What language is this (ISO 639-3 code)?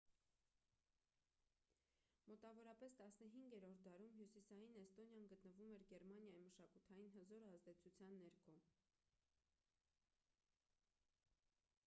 hye